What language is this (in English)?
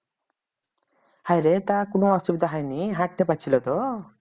Bangla